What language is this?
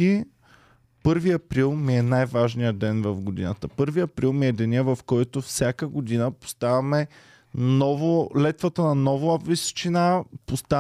Bulgarian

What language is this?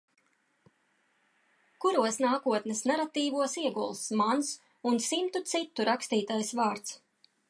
Latvian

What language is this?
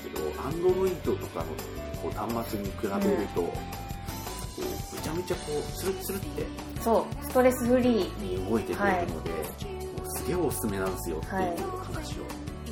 Japanese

